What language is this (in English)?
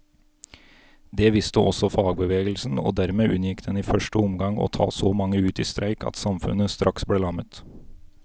Norwegian